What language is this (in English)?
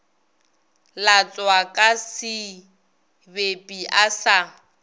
Northern Sotho